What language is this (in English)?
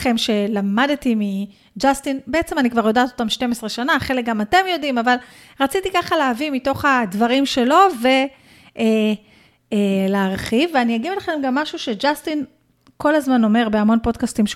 Hebrew